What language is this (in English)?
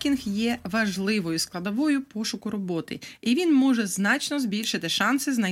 Ukrainian